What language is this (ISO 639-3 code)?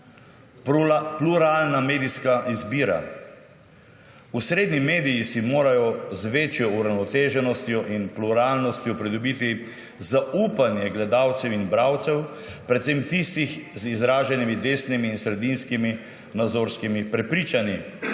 slv